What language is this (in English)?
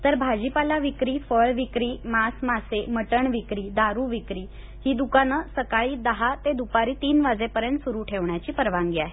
Marathi